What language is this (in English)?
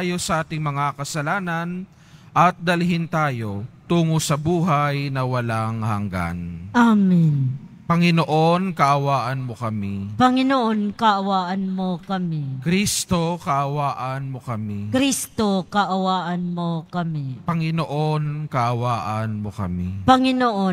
Filipino